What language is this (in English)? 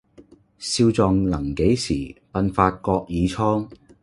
Cantonese